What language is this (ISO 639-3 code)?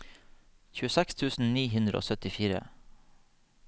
nor